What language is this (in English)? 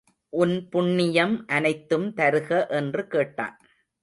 Tamil